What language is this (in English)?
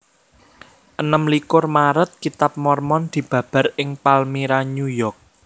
Javanese